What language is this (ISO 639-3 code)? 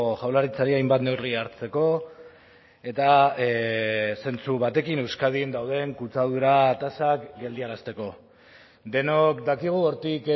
eus